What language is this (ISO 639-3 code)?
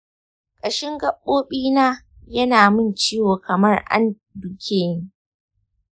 hau